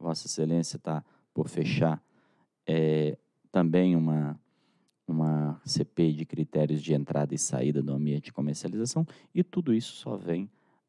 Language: Portuguese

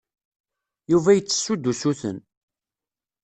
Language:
Kabyle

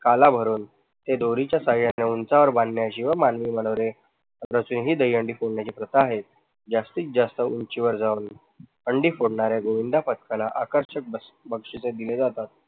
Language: Marathi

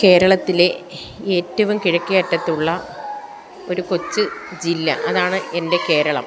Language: Malayalam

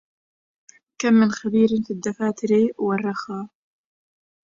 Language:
Arabic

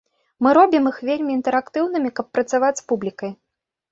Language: Belarusian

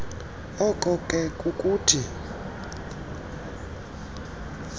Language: Xhosa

